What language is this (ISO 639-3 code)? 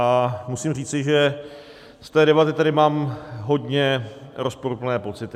ces